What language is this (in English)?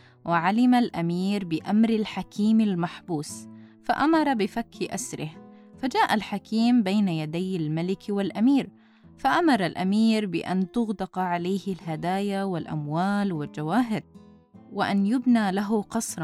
Arabic